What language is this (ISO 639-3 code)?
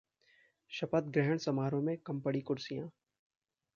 hin